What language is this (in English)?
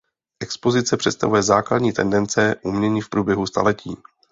Czech